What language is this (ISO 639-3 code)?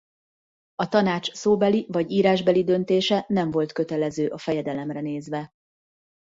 hun